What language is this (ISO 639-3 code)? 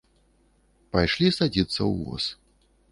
bel